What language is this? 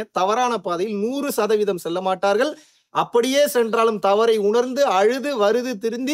Tamil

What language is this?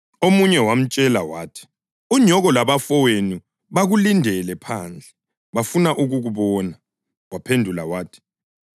North Ndebele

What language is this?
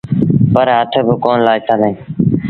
Sindhi Bhil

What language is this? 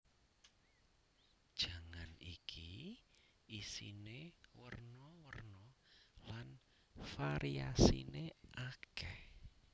Javanese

